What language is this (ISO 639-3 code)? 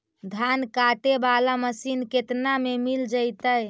mag